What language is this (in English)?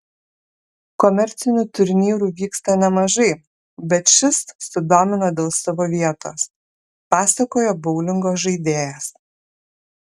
Lithuanian